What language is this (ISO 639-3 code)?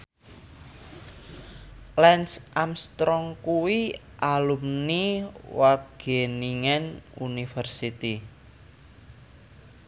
jav